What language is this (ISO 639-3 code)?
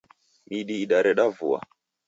dav